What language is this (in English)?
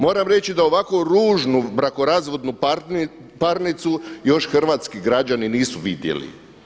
Croatian